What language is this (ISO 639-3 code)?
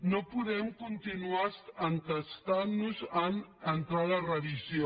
cat